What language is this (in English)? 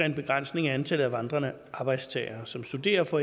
Danish